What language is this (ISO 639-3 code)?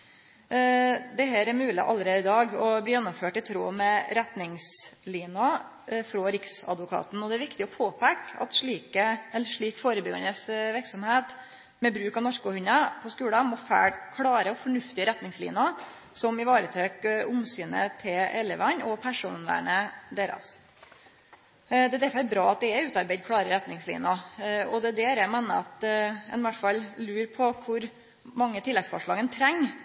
nno